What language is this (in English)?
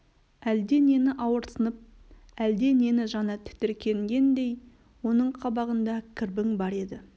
Kazakh